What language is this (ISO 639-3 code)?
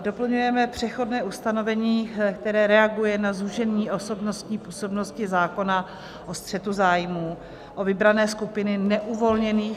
ces